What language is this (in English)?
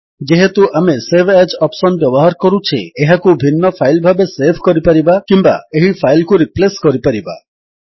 Odia